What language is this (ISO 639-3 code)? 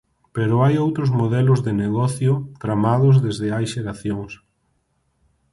glg